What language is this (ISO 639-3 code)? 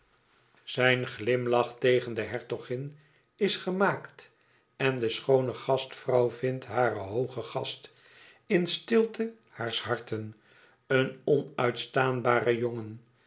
nld